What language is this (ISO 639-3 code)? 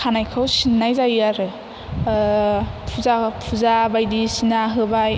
brx